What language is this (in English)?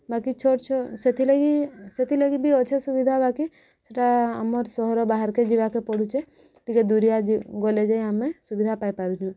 Odia